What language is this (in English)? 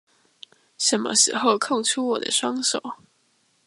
Chinese